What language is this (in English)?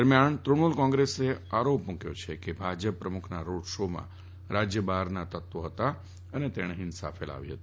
Gujarati